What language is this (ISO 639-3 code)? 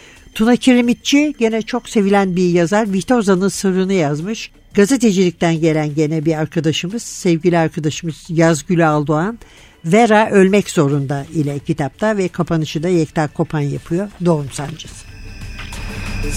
tur